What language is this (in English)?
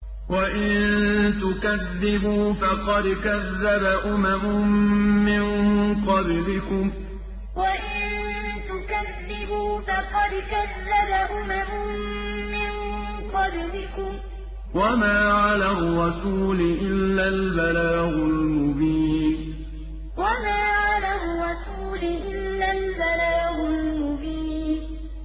Arabic